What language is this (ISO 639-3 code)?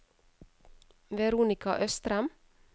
nor